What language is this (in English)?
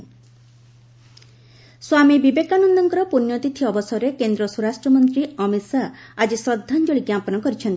Odia